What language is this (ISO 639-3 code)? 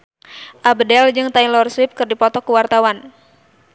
sun